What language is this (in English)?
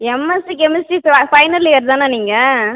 Tamil